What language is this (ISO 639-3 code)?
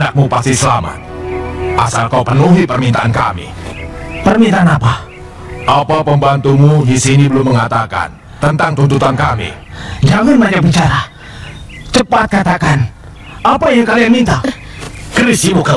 ind